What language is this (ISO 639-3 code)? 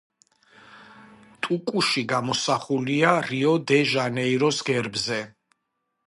kat